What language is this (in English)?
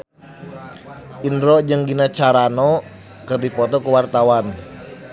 Sundanese